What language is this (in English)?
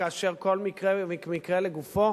Hebrew